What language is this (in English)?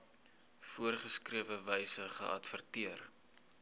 Afrikaans